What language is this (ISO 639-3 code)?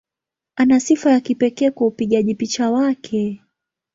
swa